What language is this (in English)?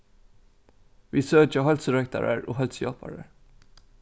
Faroese